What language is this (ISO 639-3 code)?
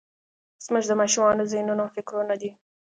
pus